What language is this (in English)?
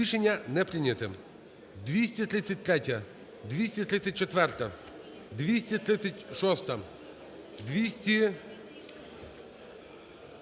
Ukrainian